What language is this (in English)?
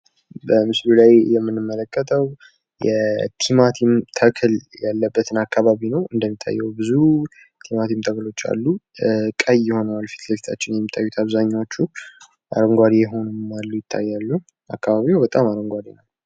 Amharic